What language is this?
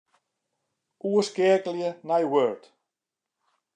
Western Frisian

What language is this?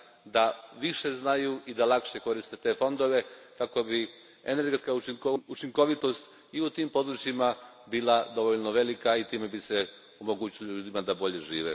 Croatian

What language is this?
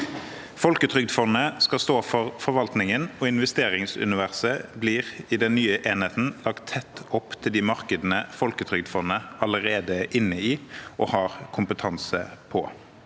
Norwegian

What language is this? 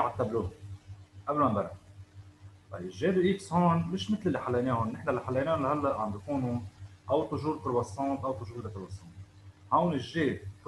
Arabic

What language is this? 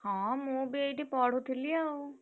Odia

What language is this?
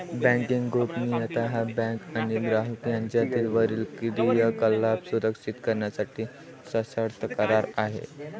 Marathi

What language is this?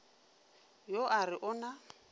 Northern Sotho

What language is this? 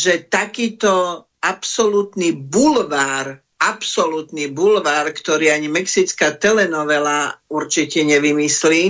Slovak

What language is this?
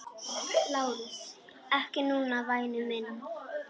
Icelandic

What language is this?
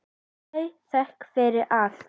Icelandic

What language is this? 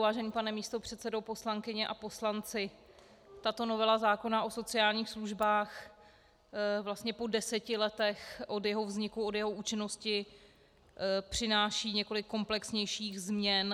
Czech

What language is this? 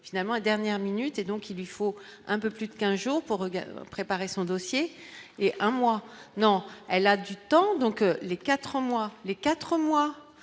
French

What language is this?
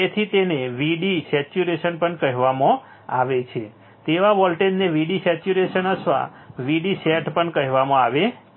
Gujarati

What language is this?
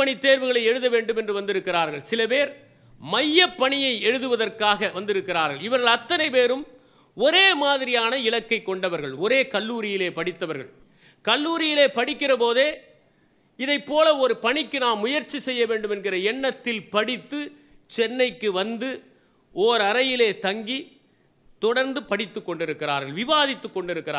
Tamil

